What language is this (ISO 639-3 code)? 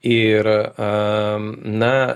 lit